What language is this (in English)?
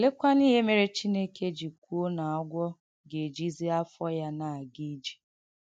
Igbo